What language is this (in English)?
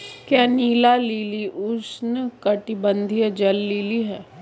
Hindi